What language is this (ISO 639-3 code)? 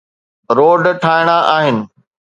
snd